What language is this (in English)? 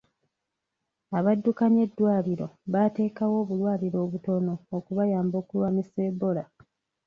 Ganda